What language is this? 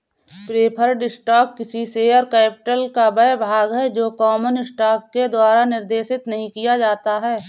Hindi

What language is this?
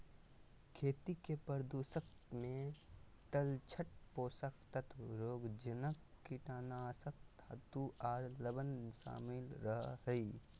Magahi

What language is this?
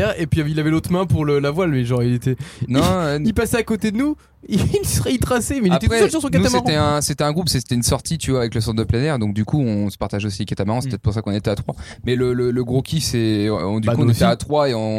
French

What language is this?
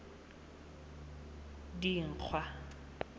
Tswana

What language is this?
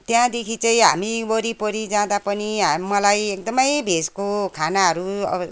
Nepali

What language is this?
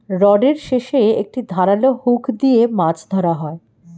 Bangla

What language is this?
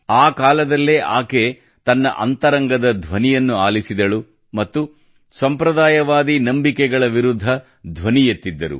Kannada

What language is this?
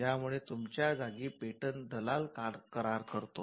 Marathi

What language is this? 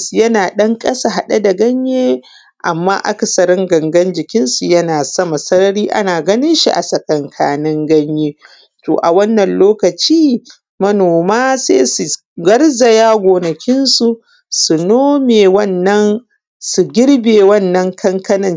Hausa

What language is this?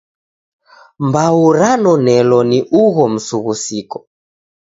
Taita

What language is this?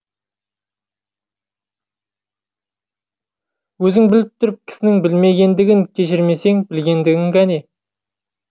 Kazakh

